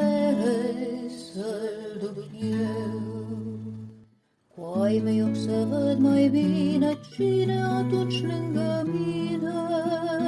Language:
Romanian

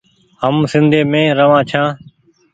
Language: Goaria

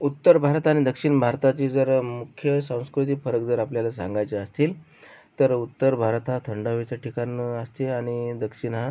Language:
Marathi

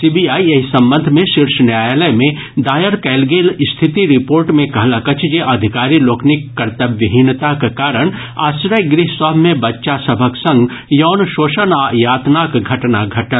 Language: Maithili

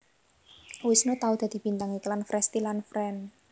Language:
Javanese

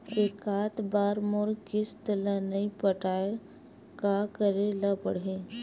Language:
Chhattisgarhi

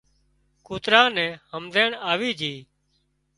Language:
Wadiyara Koli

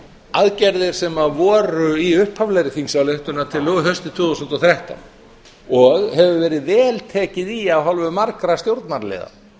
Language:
Icelandic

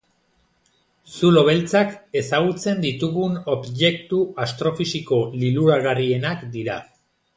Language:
Basque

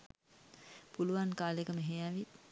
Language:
Sinhala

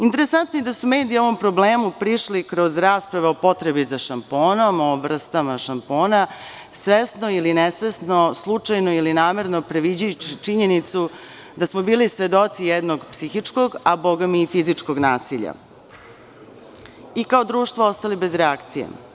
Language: Serbian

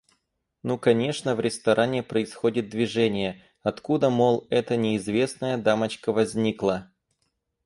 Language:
Russian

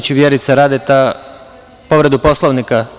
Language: Serbian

